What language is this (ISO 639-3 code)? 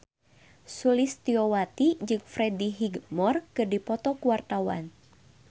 sun